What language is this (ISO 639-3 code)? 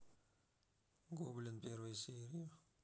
rus